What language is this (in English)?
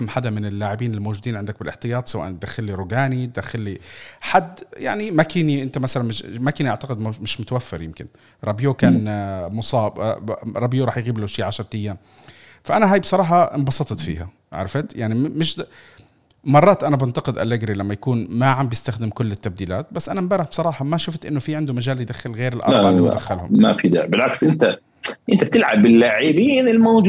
Arabic